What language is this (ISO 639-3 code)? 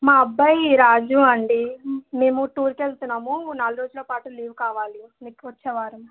tel